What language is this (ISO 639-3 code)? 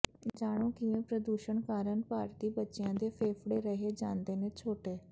pan